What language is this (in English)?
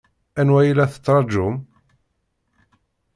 Kabyle